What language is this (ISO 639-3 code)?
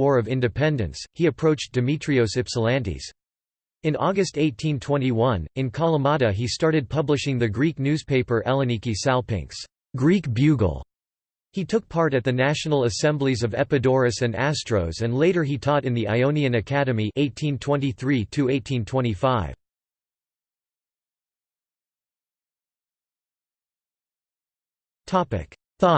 eng